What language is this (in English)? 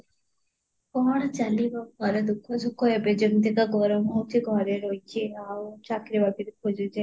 Odia